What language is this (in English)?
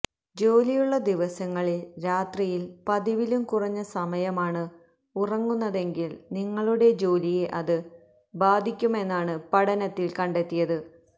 Malayalam